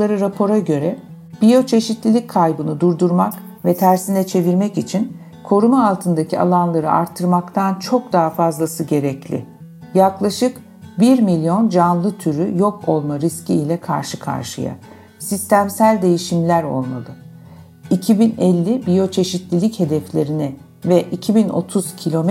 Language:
Turkish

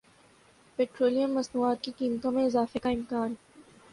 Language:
Urdu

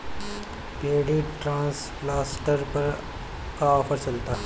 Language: Bhojpuri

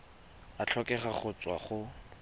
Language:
Tswana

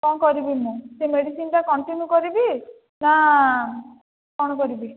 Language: Odia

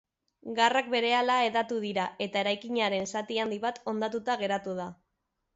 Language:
Basque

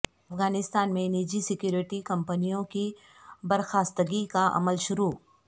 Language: Urdu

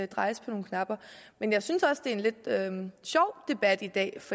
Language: Danish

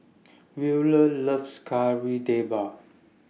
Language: English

